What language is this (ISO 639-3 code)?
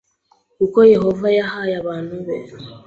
kin